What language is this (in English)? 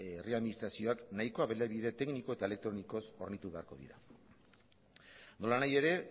Basque